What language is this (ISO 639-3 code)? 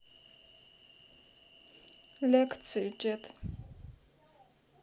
rus